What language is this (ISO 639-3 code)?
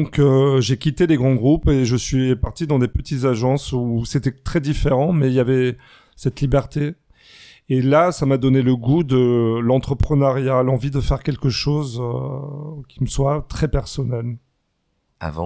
fra